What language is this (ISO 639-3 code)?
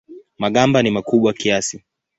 swa